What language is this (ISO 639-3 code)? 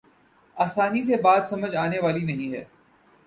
urd